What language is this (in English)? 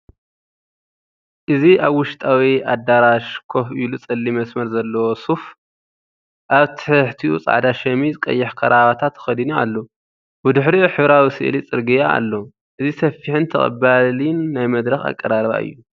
Tigrinya